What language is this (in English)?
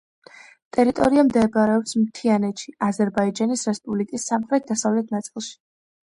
Georgian